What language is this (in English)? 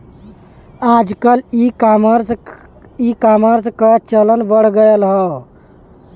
Bhojpuri